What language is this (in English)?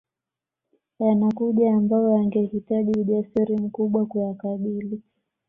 Swahili